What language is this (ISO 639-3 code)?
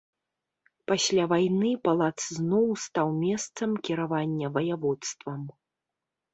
bel